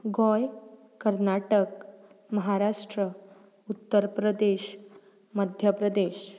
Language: Konkani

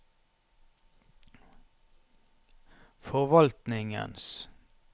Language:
Norwegian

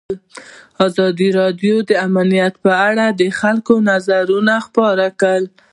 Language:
Pashto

